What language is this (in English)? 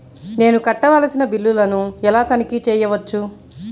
Telugu